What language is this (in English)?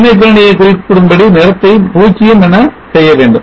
Tamil